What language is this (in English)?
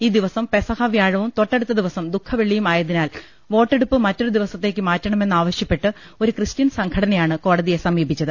Malayalam